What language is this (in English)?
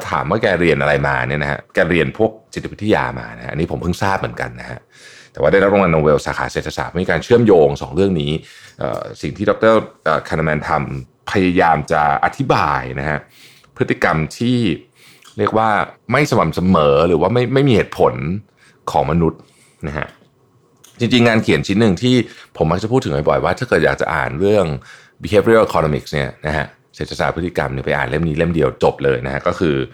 Thai